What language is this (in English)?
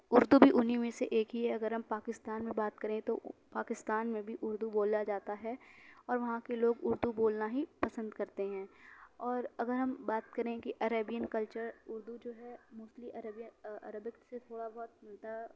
Urdu